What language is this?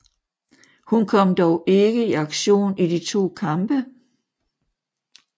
Danish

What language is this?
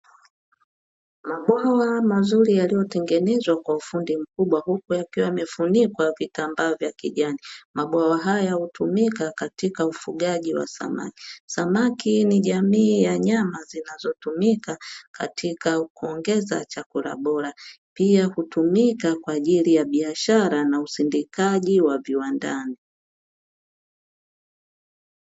Swahili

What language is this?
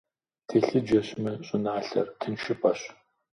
Kabardian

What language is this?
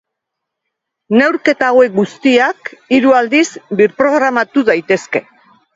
Basque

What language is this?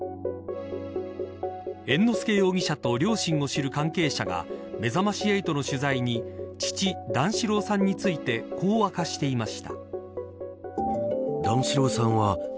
Japanese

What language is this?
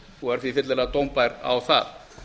Icelandic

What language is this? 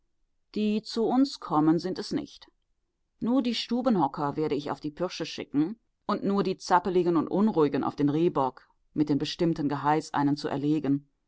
German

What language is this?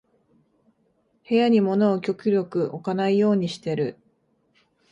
Japanese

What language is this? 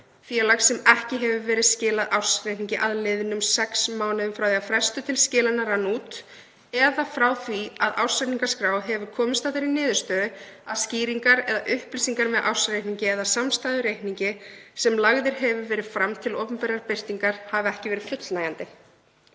Icelandic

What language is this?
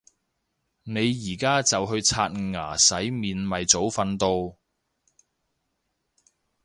Cantonese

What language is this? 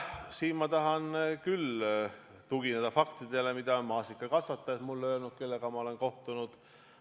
Estonian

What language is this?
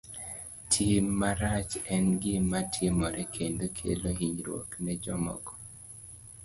Luo (Kenya and Tanzania)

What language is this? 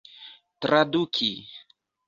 Esperanto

